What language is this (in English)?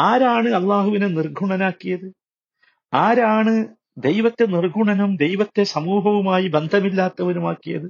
Malayalam